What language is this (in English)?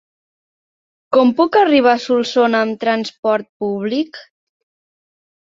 Catalan